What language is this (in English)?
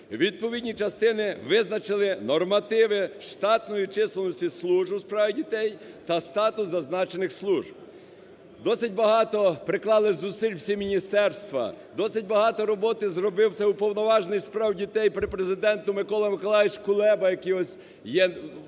Ukrainian